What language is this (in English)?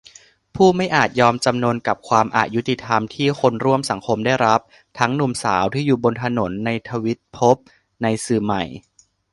Thai